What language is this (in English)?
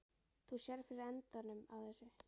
Icelandic